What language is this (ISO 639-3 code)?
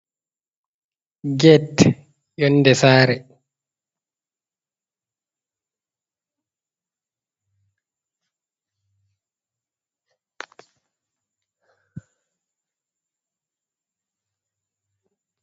ful